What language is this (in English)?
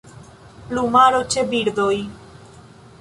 Esperanto